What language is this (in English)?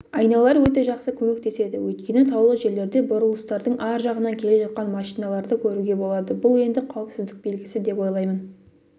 Kazakh